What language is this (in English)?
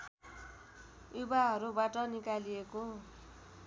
Nepali